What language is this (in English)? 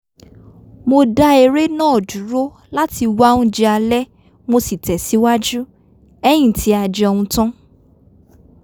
Yoruba